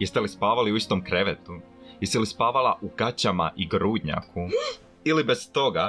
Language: Croatian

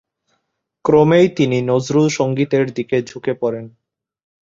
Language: Bangla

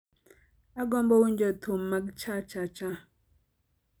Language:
Luo (Kenya and Tanzania)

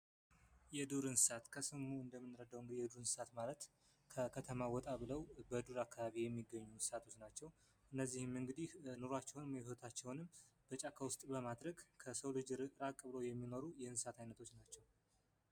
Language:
Amharic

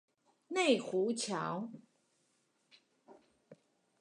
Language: Chinese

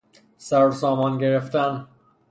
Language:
Persian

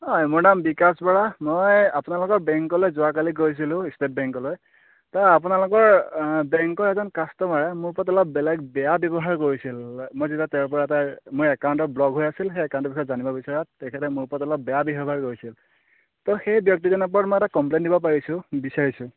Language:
Assamese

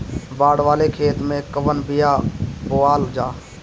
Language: Bhojpuri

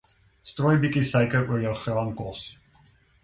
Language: Afrikaans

